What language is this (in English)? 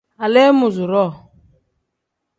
Tem